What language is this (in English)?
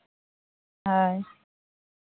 Santali